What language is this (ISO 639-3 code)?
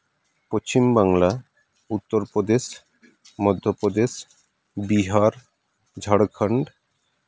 sat